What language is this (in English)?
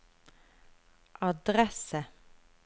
Norwegian